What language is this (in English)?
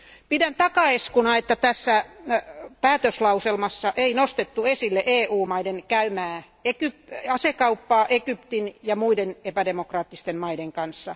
Finnish